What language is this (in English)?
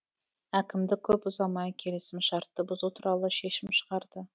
Kazakh